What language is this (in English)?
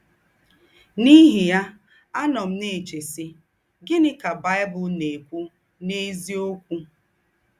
Igbo